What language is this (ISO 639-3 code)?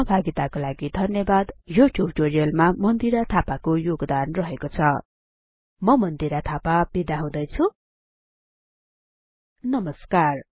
nep